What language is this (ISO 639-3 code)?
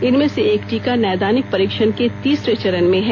hin